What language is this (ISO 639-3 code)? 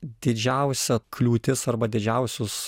lit